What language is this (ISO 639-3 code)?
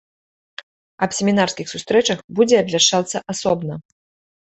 bel